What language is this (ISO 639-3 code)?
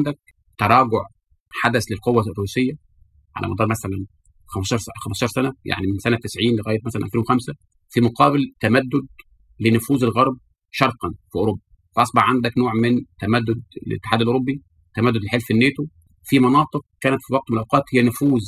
ara